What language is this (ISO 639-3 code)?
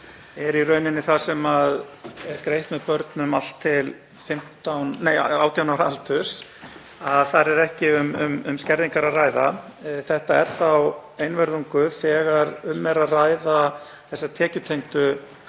isl